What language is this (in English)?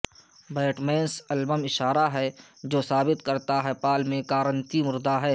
Urdu